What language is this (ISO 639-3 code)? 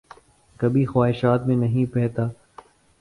urd